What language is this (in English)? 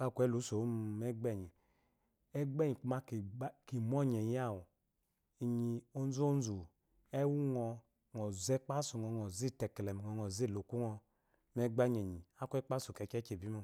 Eloyi